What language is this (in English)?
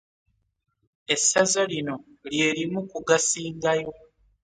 Ganda